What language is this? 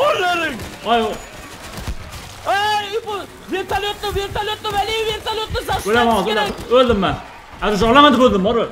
Turkish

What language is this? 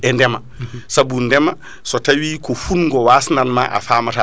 Fula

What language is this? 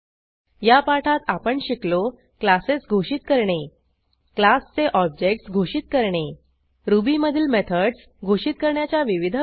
Marathi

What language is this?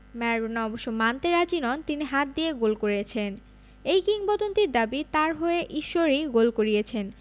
Bangla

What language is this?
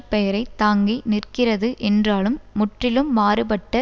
Tamil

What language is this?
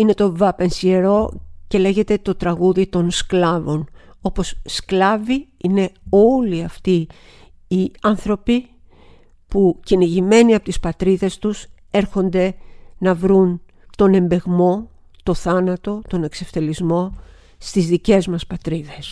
Greek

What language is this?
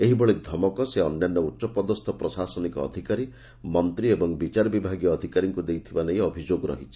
Odia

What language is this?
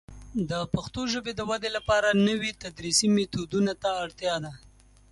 Pashto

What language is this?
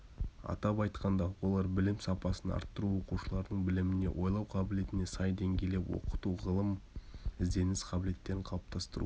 Kazakh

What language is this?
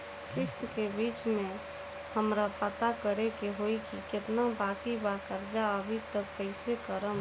Bhojpuri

